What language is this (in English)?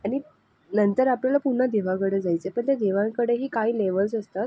Marathi